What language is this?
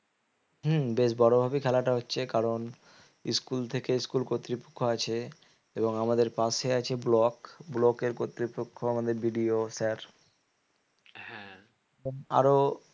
Bangla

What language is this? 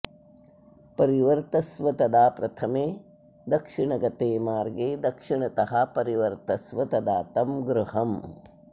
Sanskrit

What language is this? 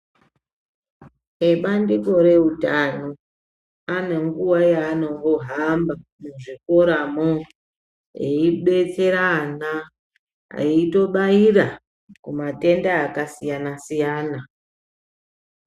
Ndau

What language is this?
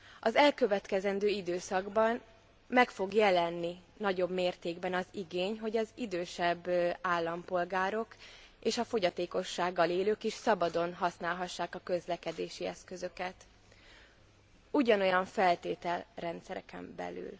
Hungarian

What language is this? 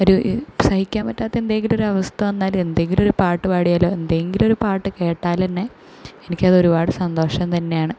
Malayalam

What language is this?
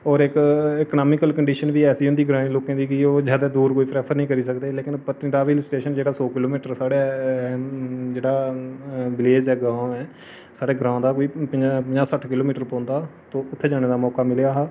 Dogri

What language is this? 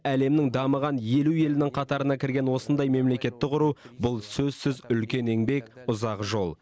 Kazakh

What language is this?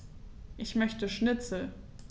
German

